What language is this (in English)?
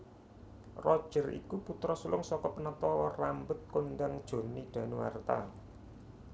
Javanese